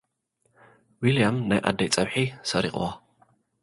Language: Tigrinya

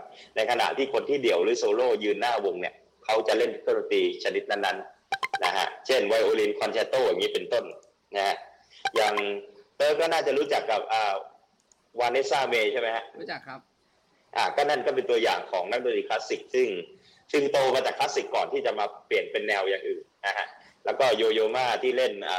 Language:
Thai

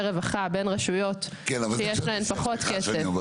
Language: Hebrew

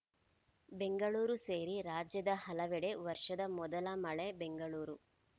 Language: Kannada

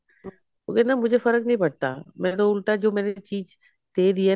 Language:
Punjabi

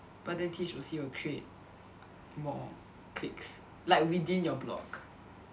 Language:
English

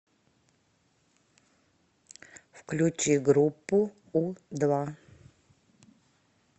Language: Russian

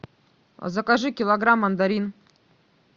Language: Russian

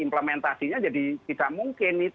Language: Indonesian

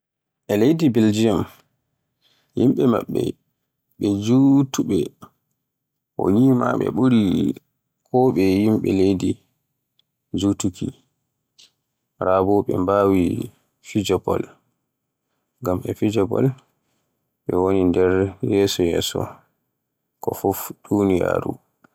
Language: Borgu Fulfulde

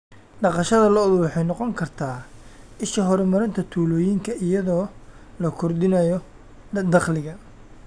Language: Somali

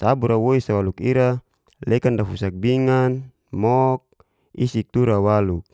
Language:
Geser-Gorom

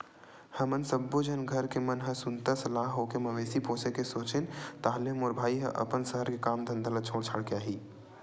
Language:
Chhattisgarhi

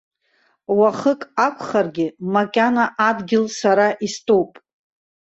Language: Abkhazian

